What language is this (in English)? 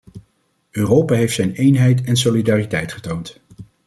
Dutch